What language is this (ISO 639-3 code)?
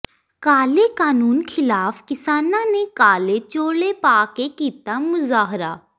pan